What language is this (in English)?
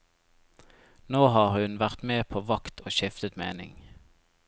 Norwegian